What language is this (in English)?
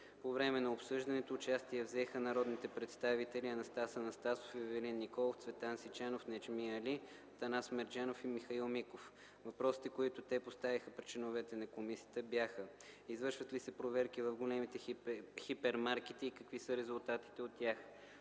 Bulgarian